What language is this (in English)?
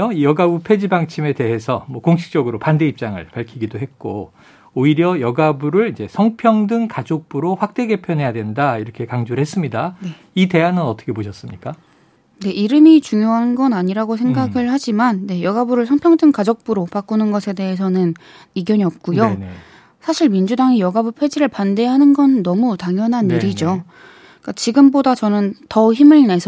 Korean